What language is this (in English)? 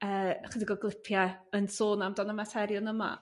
Welsh